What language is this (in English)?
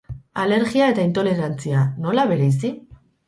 Basque